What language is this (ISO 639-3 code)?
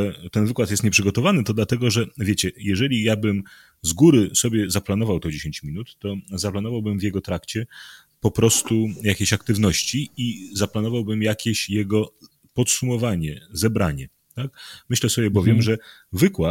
pol